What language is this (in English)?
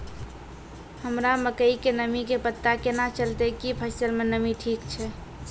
Maithili